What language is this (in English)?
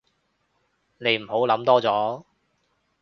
Cantonese